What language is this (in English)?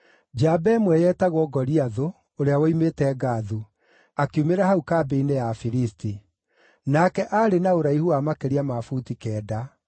Kikuyu